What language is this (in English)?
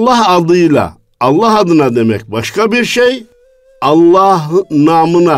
Turkish